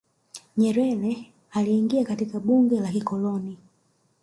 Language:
Swahili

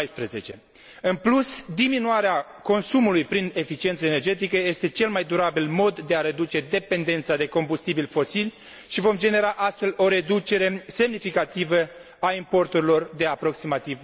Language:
Romanian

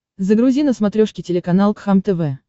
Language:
Russian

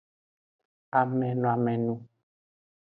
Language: Aja (Benin)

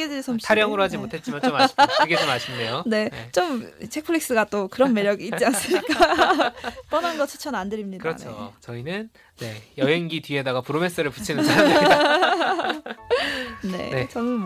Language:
Korean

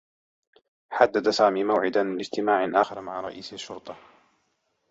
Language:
Arabic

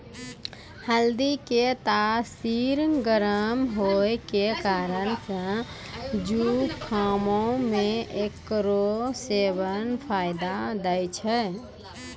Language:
Maithili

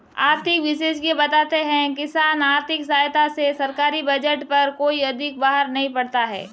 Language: Hindi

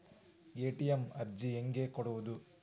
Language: Kannada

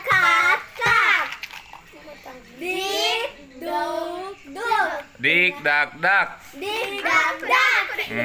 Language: Thai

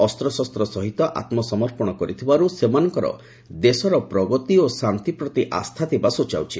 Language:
Odia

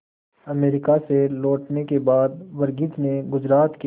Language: Hindi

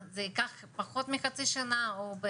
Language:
Hebrew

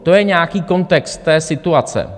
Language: Czech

